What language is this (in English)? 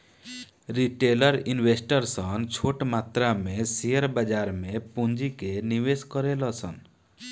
Bhojpuri